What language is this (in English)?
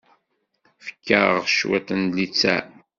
Kabyle